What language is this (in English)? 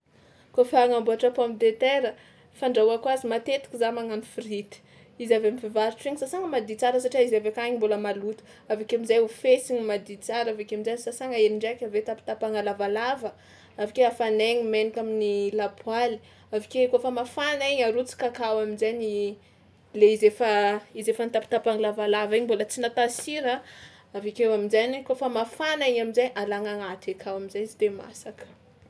Tsimihety Malagasy